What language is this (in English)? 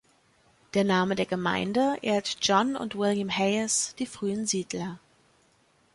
German